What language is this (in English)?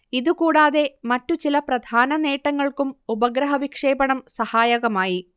Malayalam